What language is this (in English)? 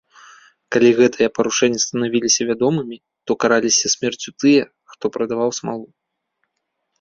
Belarusian